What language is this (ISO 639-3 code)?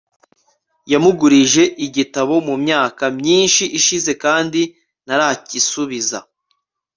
kin